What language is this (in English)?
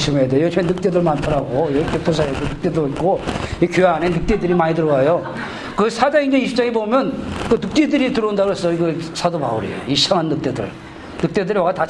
Korean